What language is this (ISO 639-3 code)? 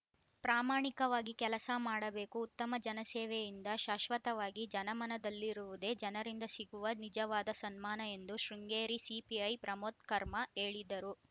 kan